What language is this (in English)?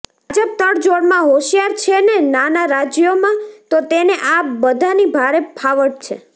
Gujarati